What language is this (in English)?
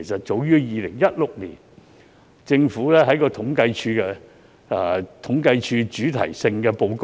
Cantonese